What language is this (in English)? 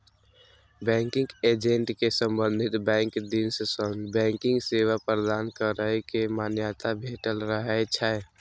Maithili